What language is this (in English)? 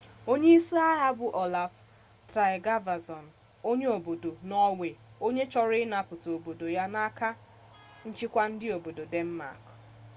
Igbo